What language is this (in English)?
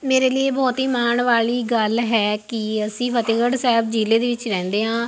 Punjabi